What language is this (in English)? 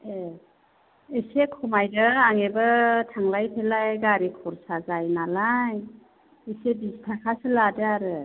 Bodo